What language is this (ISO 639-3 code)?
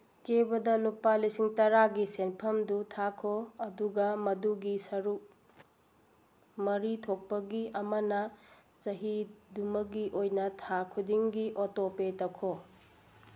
mni